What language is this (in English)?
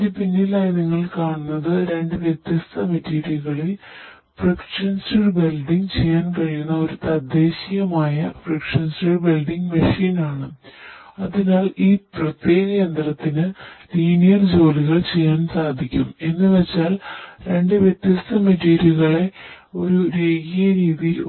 Malayalam